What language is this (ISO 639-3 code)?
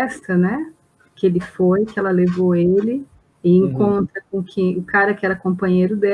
por